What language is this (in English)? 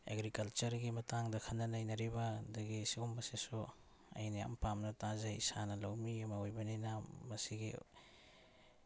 Manipuri